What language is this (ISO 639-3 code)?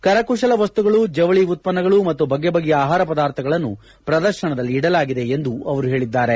kan